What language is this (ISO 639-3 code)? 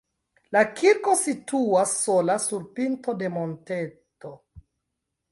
epo